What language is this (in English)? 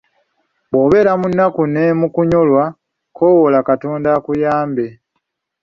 Ganda